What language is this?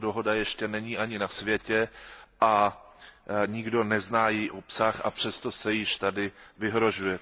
Czech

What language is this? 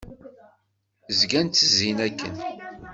Kabyle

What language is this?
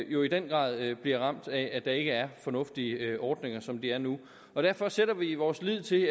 Danish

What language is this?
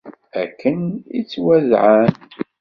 Kabyle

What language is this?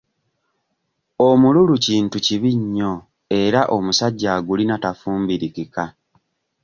Ganda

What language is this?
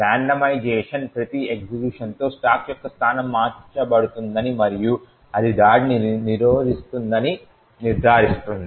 Telugu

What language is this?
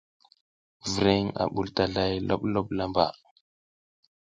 South Giziga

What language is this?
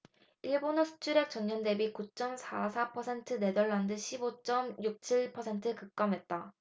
Korean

